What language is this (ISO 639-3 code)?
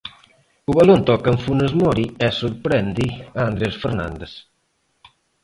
glg